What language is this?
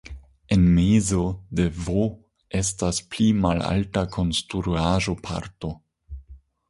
Esperanto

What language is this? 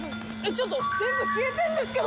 Japanese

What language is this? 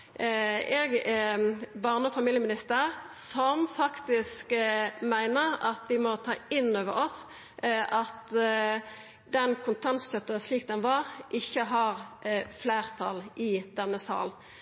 Norwegian Nynorsk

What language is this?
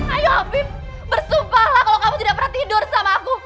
Indonesian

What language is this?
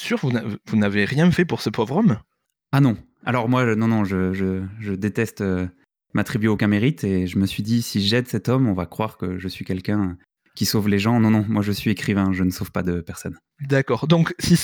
French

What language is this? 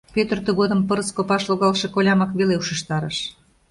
Mari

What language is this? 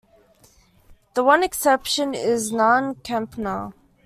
English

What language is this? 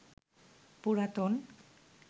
Bangla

